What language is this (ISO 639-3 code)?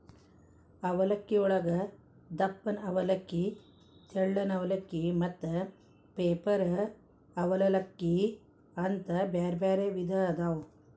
kan